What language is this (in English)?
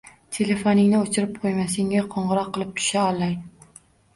Uzbek